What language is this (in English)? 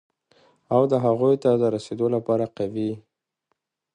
Pashto